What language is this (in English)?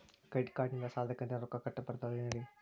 Kannada